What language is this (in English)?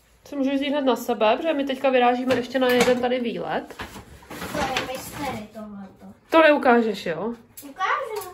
Czech